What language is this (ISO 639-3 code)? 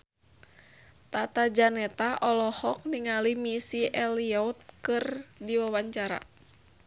sun